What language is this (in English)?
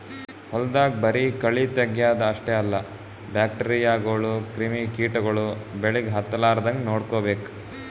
Kannada